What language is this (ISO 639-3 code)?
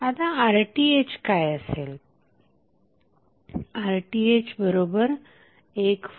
mar